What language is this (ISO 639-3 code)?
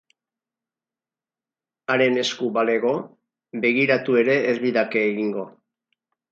eus